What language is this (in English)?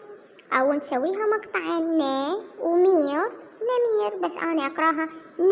Arabic